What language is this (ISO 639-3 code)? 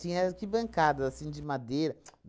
por